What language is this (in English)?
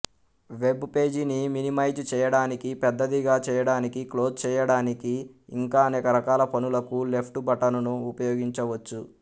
Telugu